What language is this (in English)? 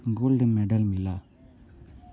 Hindi